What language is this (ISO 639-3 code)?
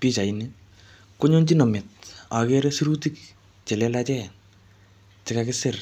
kln